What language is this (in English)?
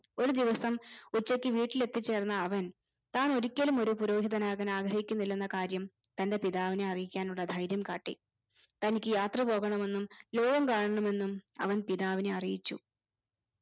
Malayalam